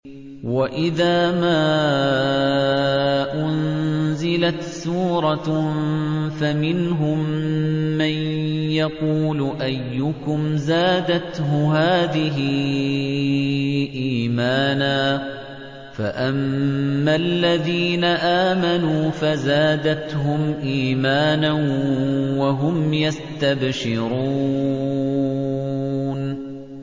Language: Arabic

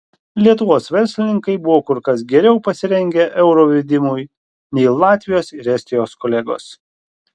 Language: Lithuanian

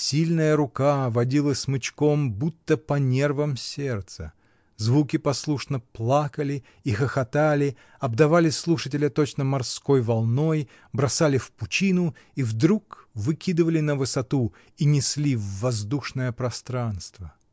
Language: Russian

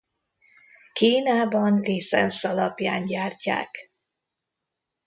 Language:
Hungarian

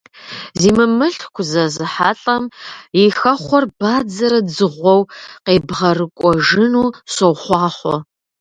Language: Kabardian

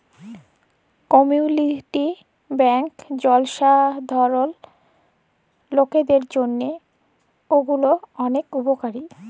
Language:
Bangla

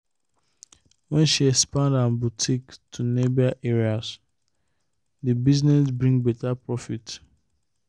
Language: Nigerian Pidgin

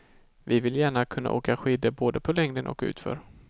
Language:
Swedish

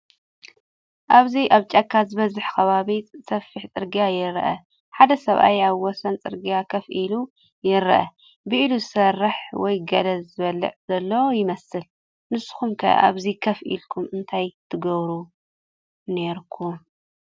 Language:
Tigrinya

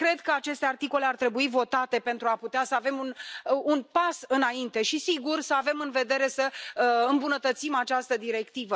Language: Romanian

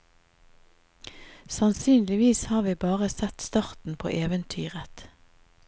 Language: Norwegian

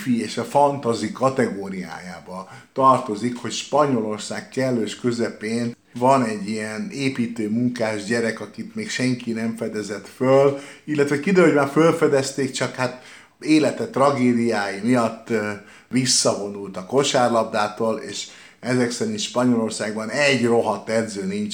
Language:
Hungarian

